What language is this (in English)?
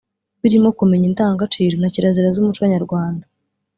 Kinyarwanda